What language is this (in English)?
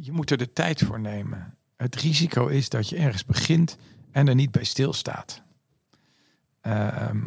Dutch